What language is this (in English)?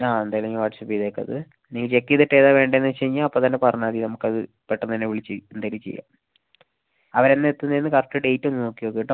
Malayalam